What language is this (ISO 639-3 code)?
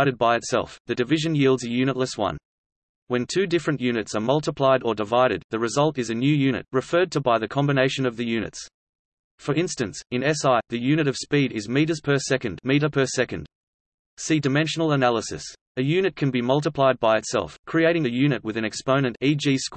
eng